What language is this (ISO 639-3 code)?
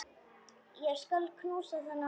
isl